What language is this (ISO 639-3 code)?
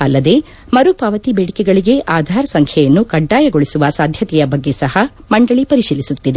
kan